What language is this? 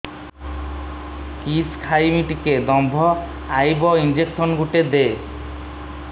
Odia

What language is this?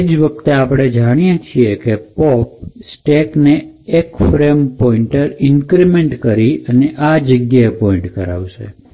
Gujarati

